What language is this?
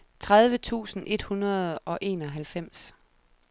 Danish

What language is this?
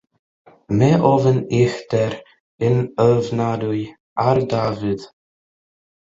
Welsh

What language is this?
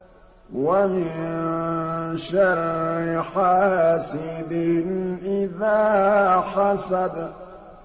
Arabic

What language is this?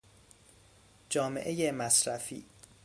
Persian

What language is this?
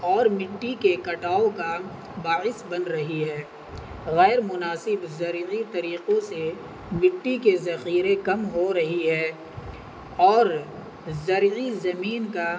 Urdu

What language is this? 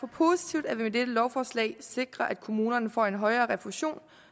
Danish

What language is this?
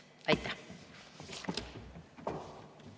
Estonian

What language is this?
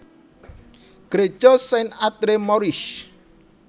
Javanese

